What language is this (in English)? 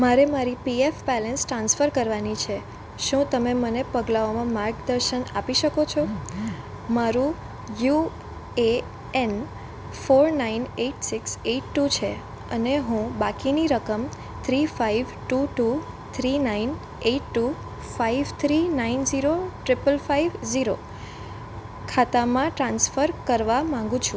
Gujarati